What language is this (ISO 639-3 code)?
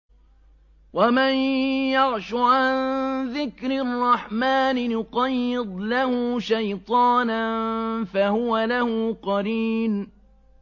ara